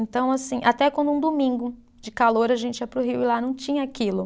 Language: Portuguese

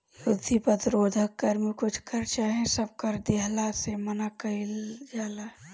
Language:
Bhojpuri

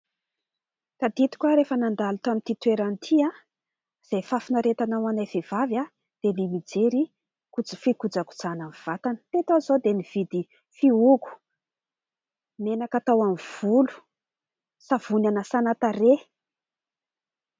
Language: Malagasy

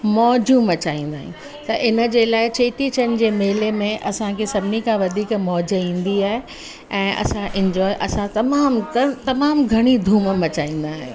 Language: Sindhi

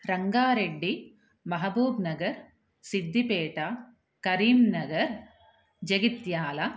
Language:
Sanskrit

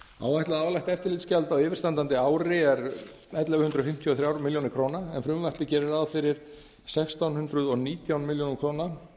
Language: Icelandic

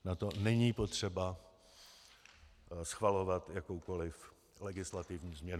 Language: Czech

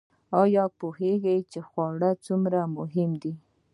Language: Pashto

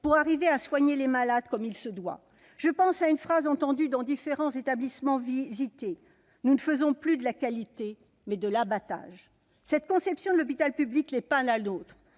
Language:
French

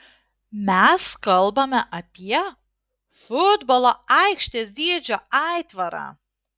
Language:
Lithuanian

